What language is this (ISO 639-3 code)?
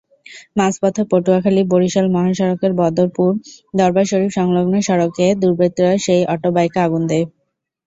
ben